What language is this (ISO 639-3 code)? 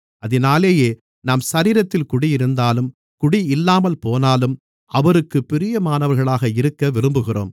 tam